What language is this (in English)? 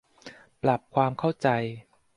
Thai